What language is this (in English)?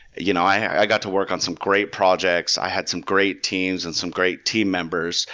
English